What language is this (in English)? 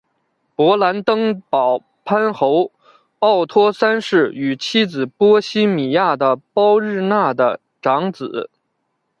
Chinese